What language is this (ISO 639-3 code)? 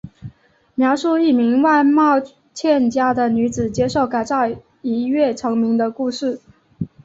zho